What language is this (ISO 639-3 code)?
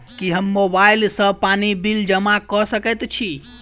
mai